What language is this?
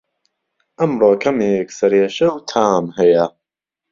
Central Kurdish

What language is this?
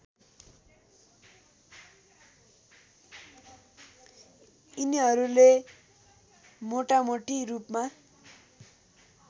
Nepali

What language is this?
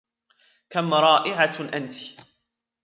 Arabic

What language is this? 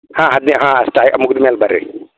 Kannada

